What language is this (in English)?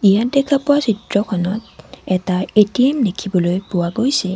Assamese